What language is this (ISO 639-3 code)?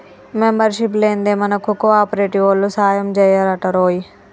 tel